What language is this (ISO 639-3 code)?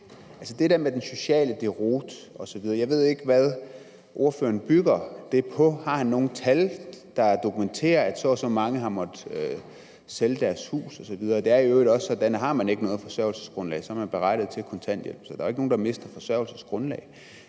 dan